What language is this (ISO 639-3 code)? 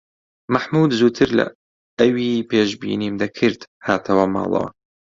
ckb